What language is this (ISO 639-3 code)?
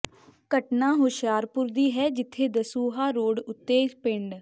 pan